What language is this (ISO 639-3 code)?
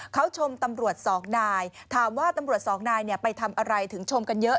tha